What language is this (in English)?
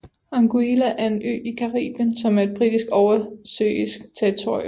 Danish